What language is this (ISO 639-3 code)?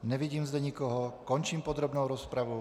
ces